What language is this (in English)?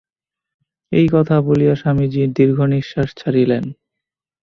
Bangla